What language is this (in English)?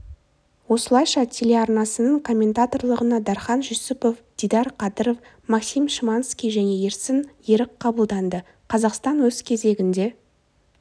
Kazakh